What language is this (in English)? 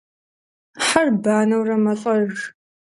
Kabardian